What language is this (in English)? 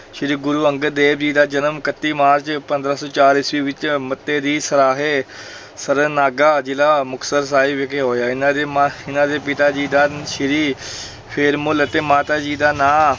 Punjabi